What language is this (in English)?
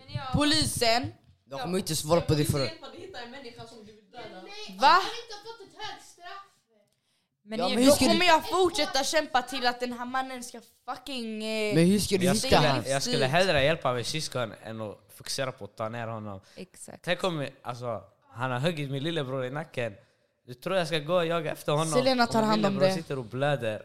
Swedish